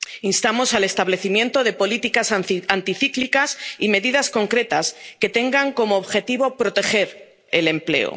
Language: Spanish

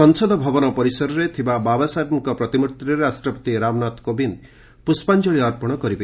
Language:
Odia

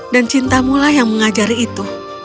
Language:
Indonesian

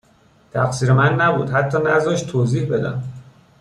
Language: Persian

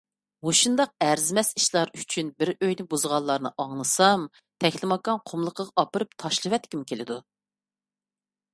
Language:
Uyghur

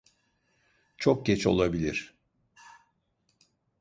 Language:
Turkish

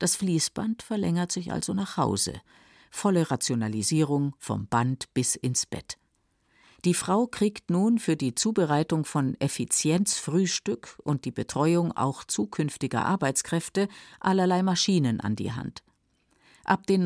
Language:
German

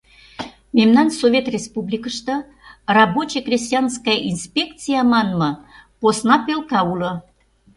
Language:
Mari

